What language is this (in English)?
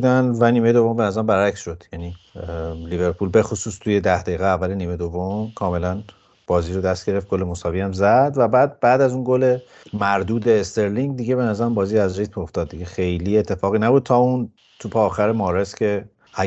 Persian